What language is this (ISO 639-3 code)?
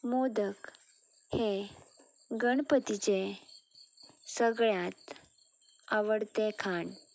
kok